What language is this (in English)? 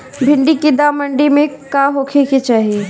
Bhojpuri